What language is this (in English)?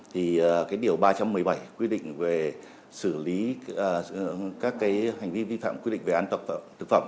Vietnamese